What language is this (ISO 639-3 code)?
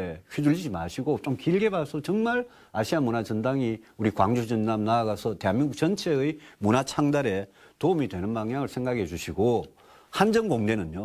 kor